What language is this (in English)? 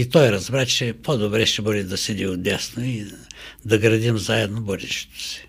Bulgarian